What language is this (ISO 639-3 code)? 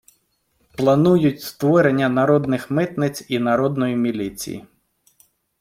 ukr